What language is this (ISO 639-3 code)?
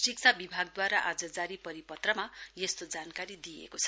nep